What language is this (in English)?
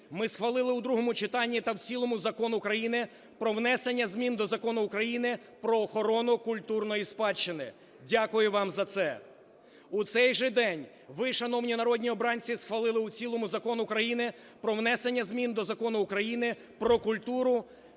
Ukrainian